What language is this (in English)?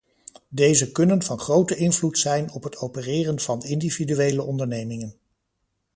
Dutch